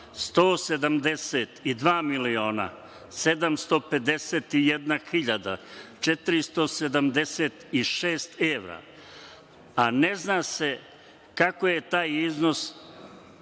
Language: Serbian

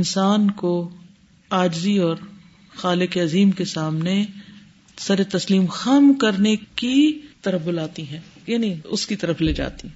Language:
Urdu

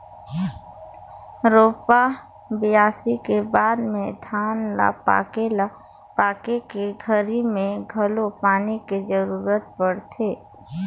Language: Chhattisgarhi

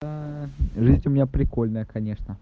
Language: Russian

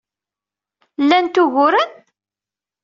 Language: Kabyle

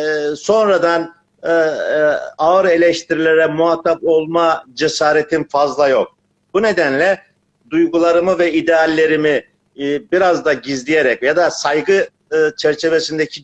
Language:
Turkish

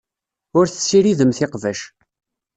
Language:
Kabyle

